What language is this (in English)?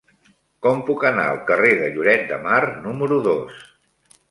Catalan